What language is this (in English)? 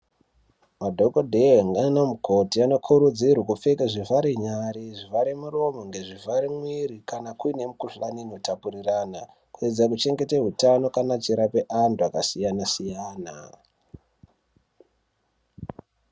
Ndau